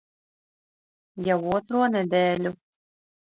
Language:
Latvian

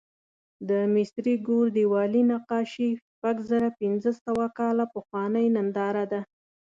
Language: Pashto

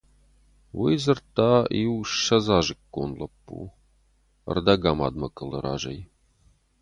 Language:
Ossetic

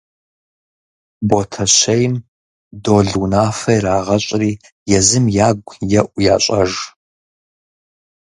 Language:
Kabardian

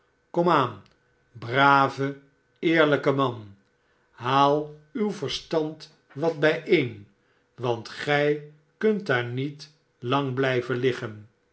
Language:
Dutch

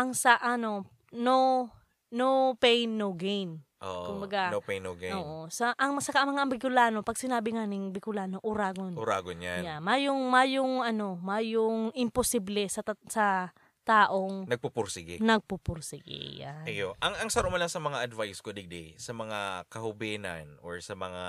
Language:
Filipino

